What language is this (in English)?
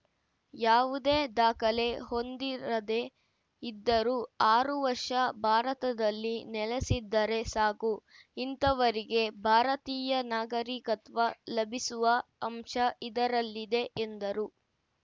Kannada